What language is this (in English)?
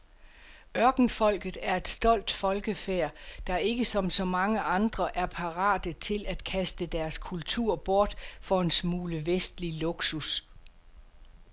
Danish